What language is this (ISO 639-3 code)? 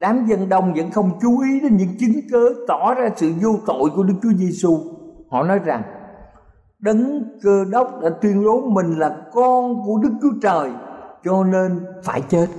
vie